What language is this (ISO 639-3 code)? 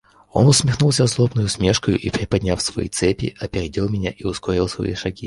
rus